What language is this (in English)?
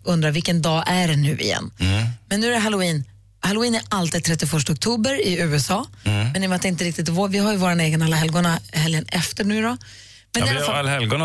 Swedish